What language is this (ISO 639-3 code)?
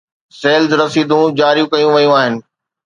snd